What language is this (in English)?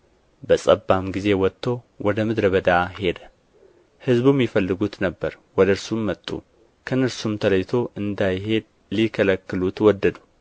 Amharic